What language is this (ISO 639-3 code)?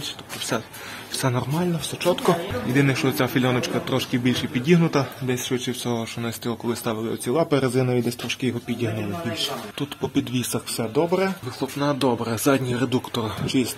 ukr